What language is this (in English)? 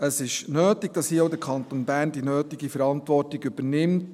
Swiss German